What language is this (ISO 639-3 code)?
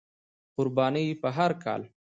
pus